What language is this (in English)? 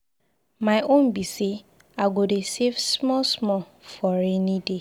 Nigerian Pidgin